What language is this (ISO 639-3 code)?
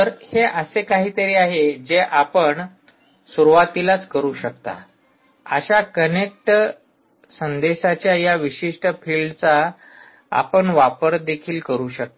mar